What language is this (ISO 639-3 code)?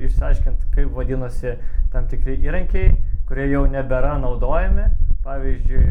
lit